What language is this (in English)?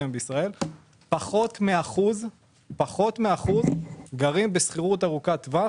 Hebrew